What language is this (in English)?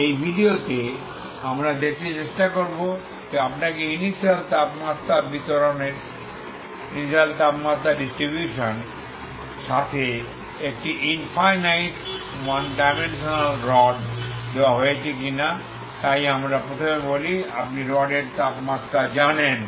Bangla